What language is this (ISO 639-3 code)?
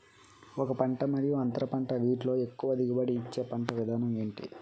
tel